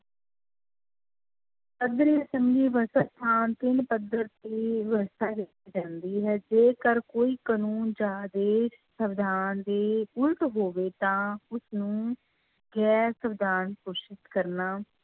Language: Punjabi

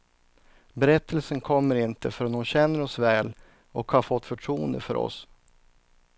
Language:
Swedish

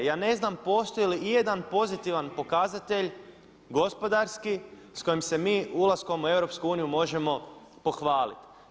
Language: Croatian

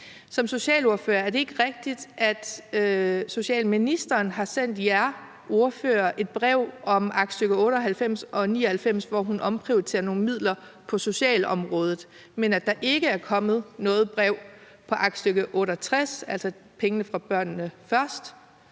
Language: Danish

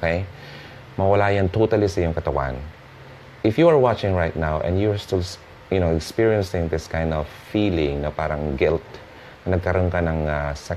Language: Filipino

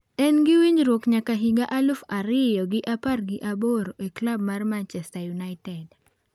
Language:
Luo (Kenya and Tanzania)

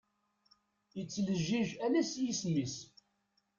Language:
Kabyle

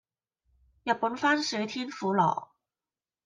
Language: Cantonese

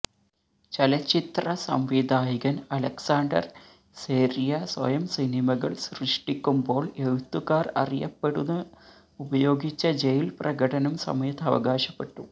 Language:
Malayalam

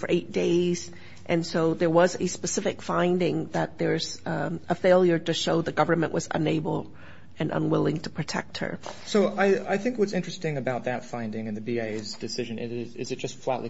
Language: English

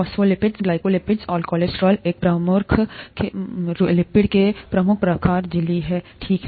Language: Hindi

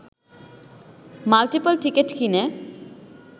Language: Bangla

